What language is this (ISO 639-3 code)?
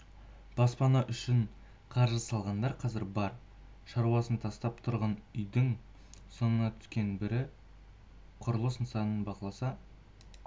kaz